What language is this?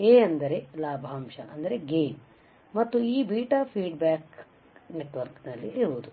Kannada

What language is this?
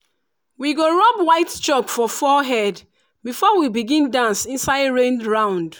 Nigerian Pidgin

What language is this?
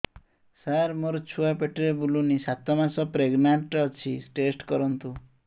Odia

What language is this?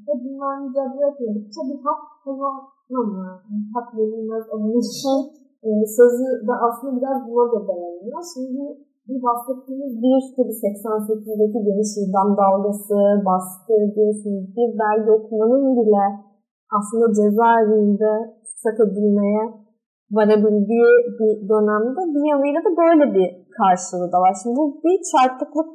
Turkish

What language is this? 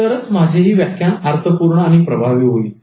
Marathi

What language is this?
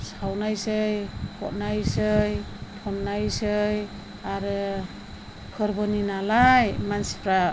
Bodo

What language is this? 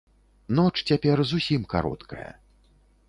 Belarusian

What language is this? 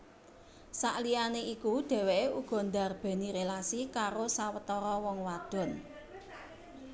Javanese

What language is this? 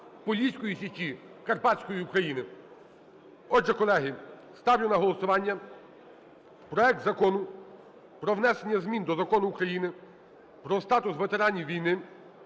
Ukrainian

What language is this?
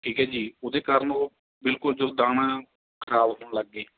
Punjabi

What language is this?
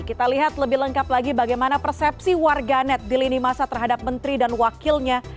Indonesian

